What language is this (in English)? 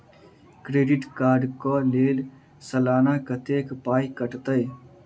Maithili